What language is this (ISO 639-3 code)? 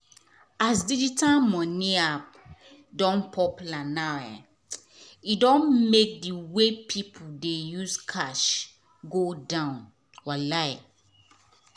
pcm